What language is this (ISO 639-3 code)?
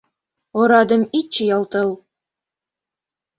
chm